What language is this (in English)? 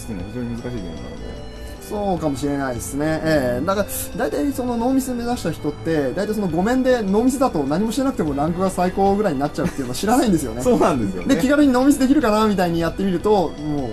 Japanese